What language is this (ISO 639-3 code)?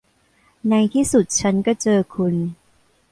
tha